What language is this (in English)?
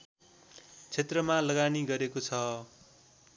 Nepali